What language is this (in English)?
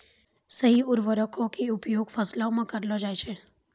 Maithili